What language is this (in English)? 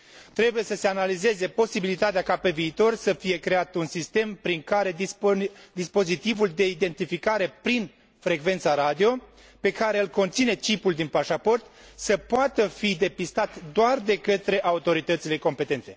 Romanian